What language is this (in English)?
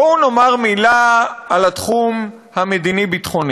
Hebrew